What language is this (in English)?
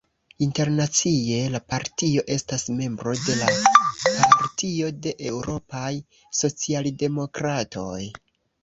Esperanto